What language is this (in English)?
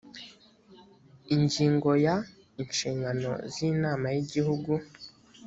Kinyarwanda